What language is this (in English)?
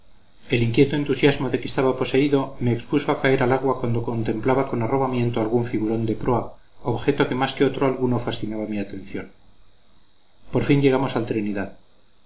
Spanish